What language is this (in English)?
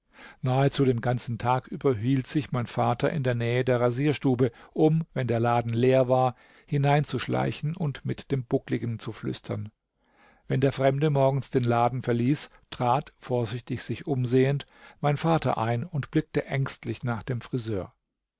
German